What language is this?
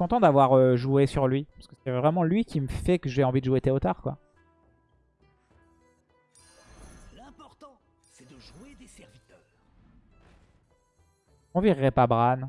French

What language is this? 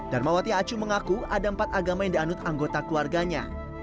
Indonesian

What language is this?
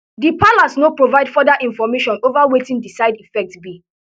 Nigerian Pidgin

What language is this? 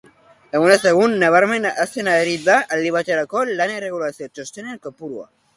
Basque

